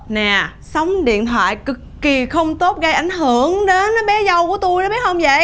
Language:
Vietnamese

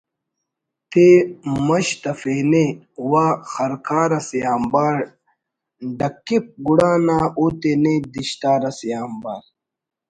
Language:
Brahui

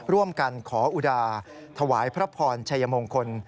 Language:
Thai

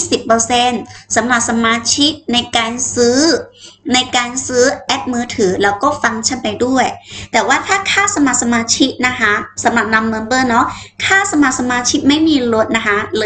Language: Thai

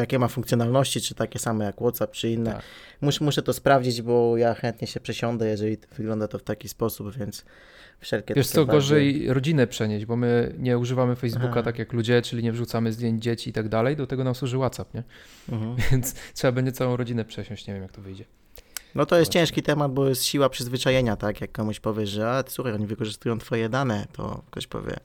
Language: Polish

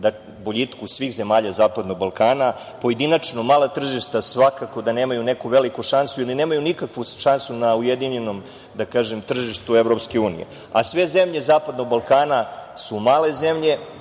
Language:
Serbian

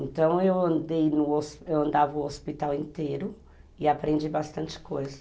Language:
Portuguese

